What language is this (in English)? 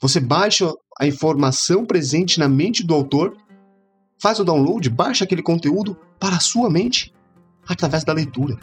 Portuguese